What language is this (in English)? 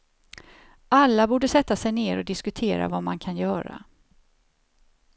Swedish